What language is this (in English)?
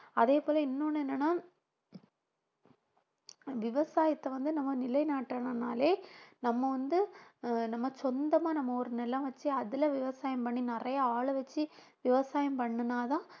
Tamil